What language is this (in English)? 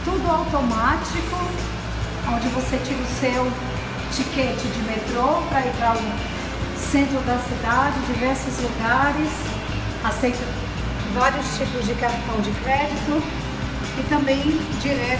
Portuguese